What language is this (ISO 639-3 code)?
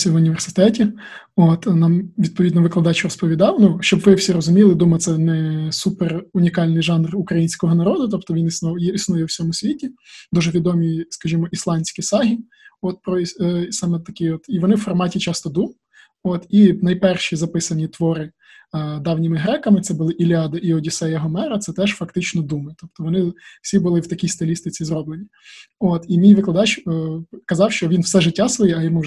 ukr